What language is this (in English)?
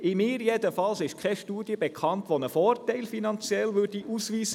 Swiss German